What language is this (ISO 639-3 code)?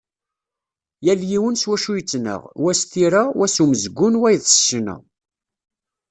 kab